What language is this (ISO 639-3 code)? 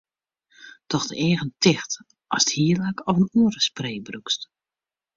fry